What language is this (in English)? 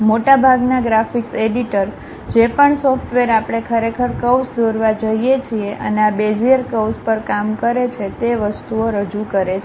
Gujarati